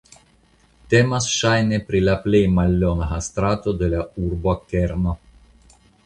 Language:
Esperanto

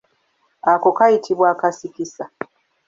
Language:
Ganda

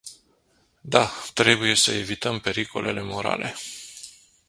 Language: Romanian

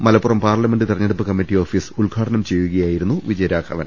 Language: Malayalam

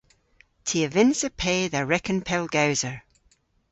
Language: Cornish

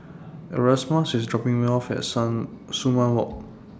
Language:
English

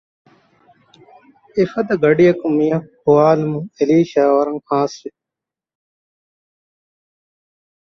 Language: Divehi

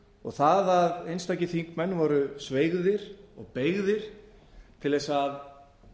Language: Icelandic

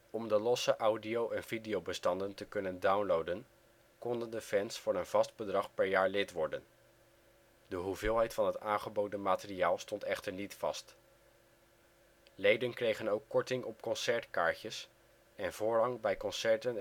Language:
Dutch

